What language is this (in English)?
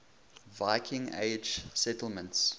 English